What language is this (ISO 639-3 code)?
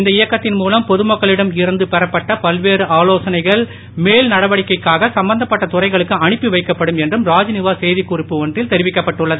tam